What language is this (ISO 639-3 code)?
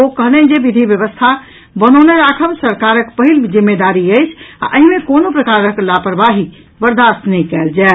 mai